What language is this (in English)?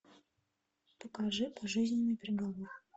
Russian